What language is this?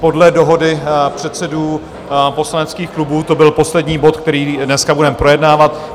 Czech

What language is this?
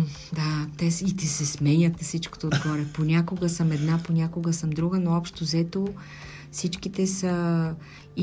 Bulgarian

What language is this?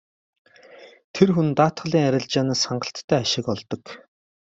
Mongolian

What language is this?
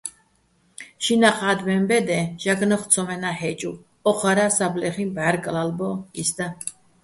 Bats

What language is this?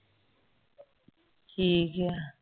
Punjabi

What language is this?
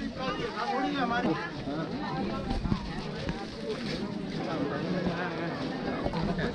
Hindi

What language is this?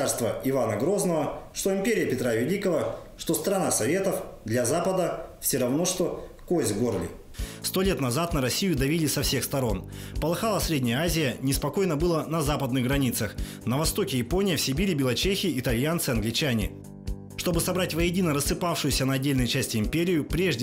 Russian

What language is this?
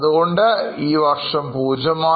Malayalam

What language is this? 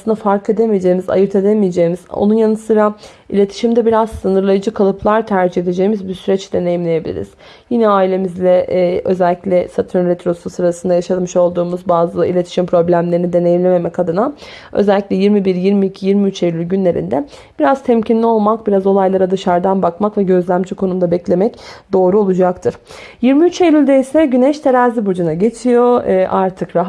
Turkish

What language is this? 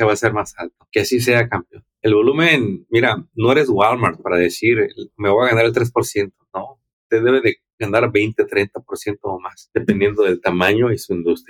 Spanish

